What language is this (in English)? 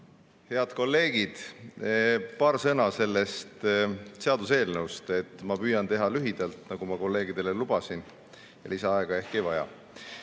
Estonian